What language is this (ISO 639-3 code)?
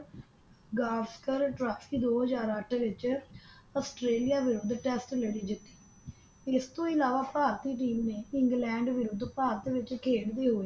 pan